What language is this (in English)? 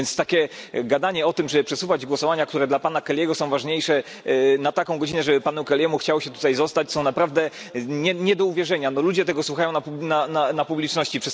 Polish